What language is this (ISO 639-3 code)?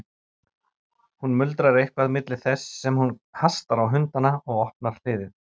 isl